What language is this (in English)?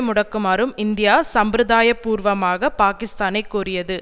Tamil